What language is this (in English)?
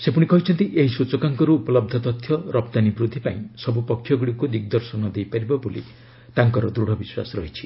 Odia